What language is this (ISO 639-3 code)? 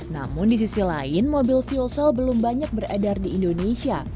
ind